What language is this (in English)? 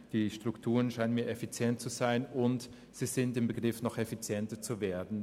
Swiss German